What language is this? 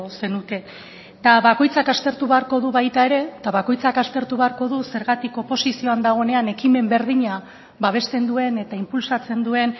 Basque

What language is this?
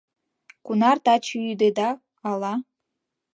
Mari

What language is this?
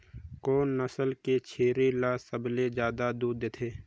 Chhattisgarhi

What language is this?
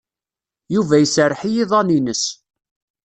Kabyle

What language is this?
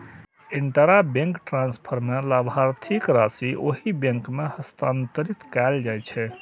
Maithili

